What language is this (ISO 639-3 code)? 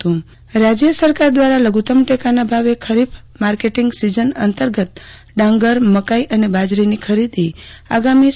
guj